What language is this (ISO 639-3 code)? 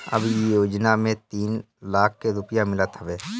bho